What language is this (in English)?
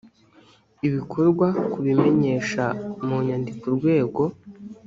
Kinyarwanda